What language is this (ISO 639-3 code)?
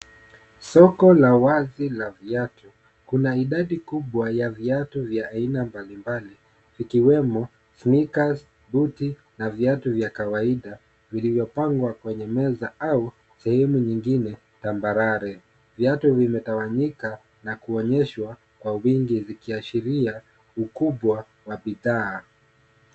swa